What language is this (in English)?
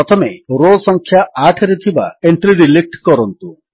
Odia